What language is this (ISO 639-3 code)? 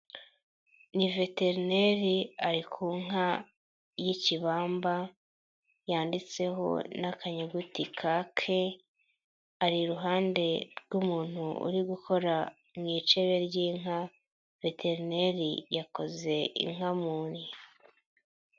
kin